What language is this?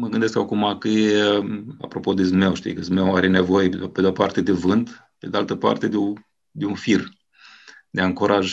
Romanian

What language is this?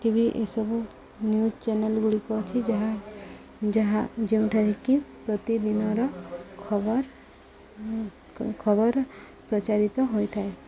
Odia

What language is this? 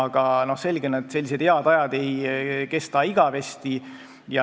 Estonian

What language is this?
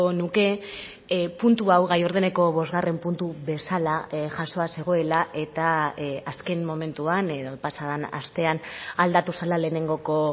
Basque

